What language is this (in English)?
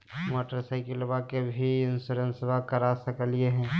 Magahi